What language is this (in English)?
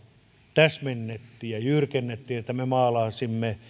Finnish